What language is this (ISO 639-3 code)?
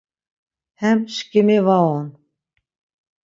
lzz